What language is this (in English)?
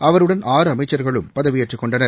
Tamil